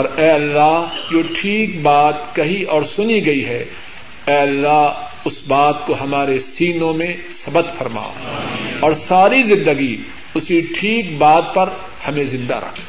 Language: Urdu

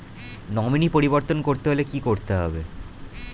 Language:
Bangla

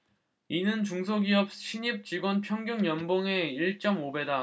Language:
Korean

